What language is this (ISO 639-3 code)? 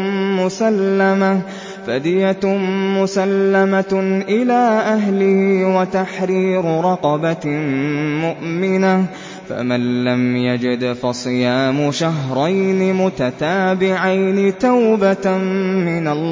ara